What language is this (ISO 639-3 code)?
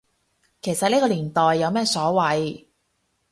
yue